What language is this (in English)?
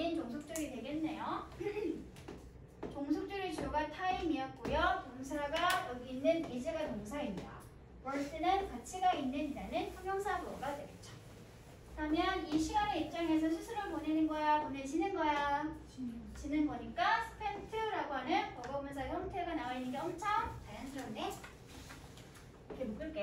Korean